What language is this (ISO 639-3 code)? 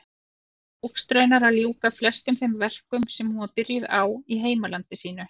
isl